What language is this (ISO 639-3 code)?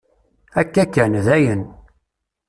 kab